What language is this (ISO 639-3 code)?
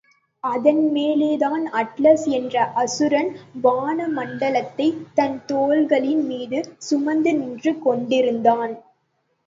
tam